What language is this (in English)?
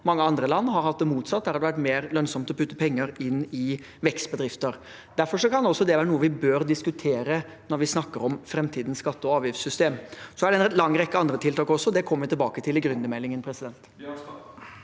Norwegian